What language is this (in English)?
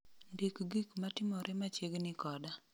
Luo (Kenya and Tanzania)